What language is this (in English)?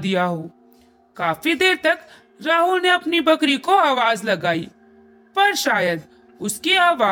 Hindi